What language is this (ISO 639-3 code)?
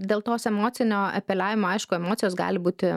lit